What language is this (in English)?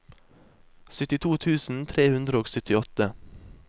Norwegian